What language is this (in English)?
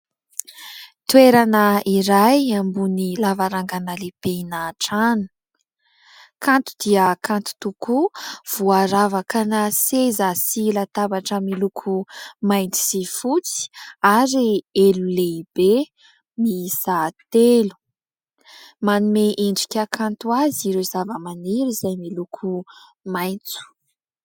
Malagasy